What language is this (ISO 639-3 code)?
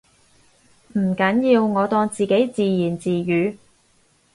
yue